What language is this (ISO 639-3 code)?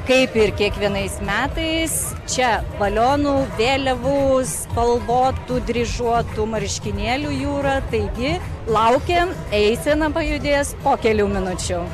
lit